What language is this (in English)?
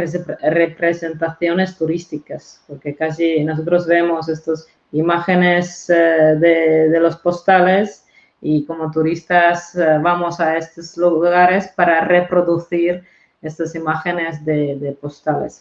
Spanish